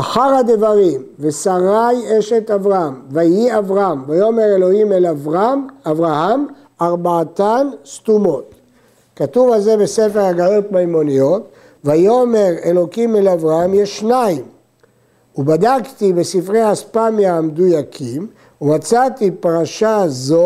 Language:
Hebrew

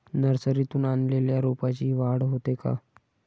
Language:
Marathi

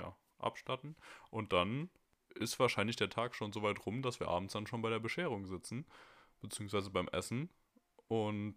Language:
German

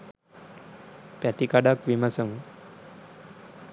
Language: Sinhala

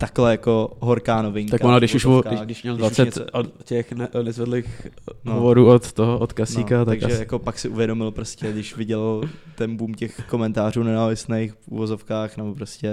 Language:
Czech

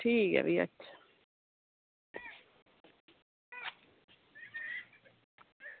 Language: Dogri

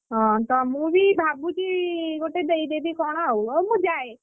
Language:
Odia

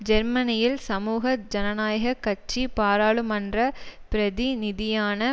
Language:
Tamil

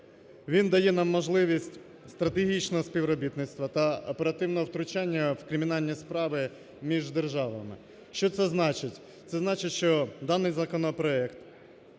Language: Ukrainian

